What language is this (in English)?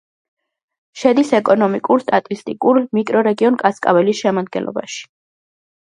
Georgian